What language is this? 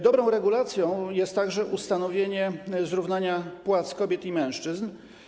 Polish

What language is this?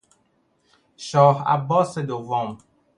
Persian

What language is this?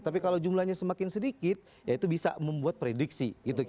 Indonesian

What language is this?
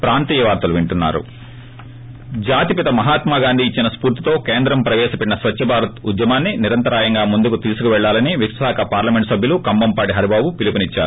Telugu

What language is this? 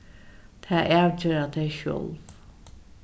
Faroese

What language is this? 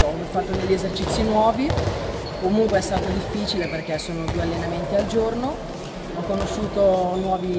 Italian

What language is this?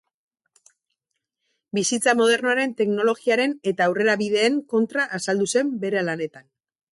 Basque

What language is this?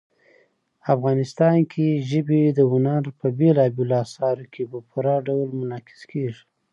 Pashto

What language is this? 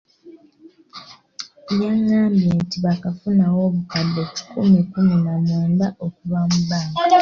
Ganda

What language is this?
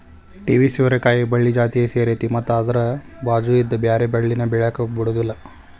Kannada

